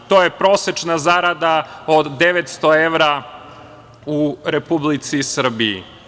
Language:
Serbian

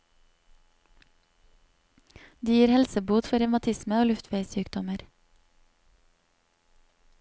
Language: Norwegian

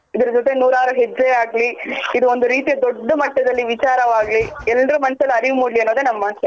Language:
Kannada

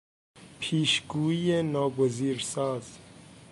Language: Persian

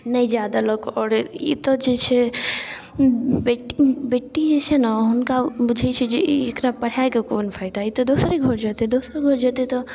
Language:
Maithili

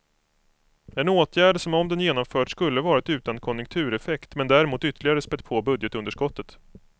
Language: Swedish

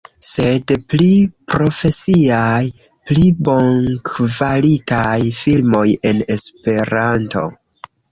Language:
Esperanto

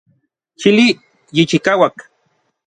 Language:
Orizaba Nahuatl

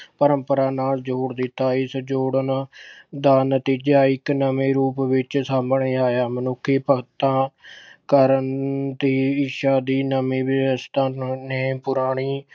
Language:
Punjabi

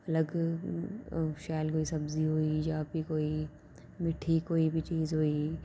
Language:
Dogri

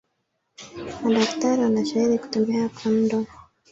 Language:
Swahili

